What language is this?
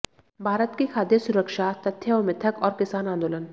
Hindi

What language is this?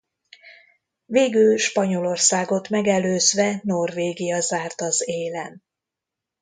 Hungarian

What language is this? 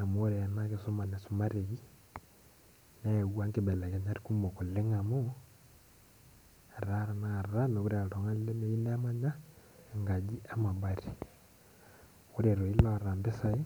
Masai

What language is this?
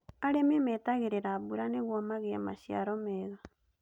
Kikuyu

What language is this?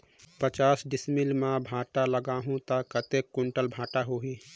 Chhattisgarhi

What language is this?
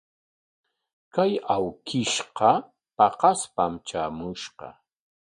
Corongo Ancash Quechua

